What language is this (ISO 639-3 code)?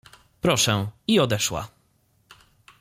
pol